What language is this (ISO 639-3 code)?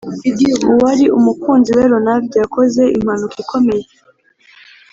kin